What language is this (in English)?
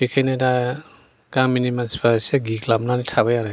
Bodo